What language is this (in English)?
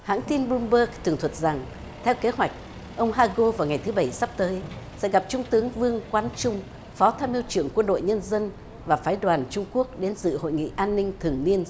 Vietnamese